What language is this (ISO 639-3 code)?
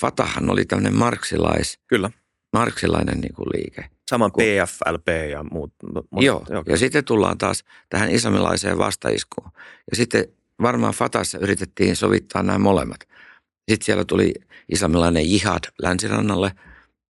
fin